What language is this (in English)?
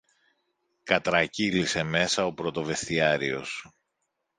Greek